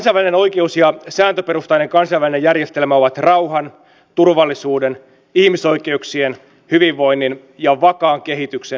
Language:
Finnish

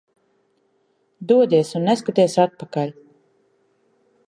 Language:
Latvian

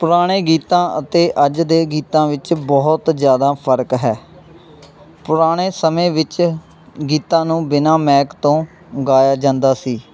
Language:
Punjabi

